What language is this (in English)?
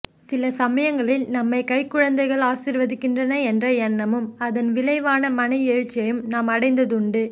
Tamil